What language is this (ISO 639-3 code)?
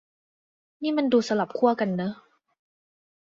tha